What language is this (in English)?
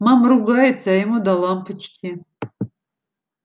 Russian